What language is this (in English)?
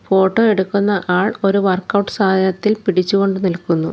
Malayalam